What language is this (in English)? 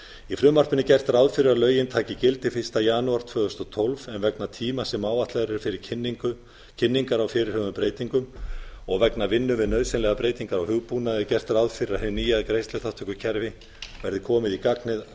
Icelandic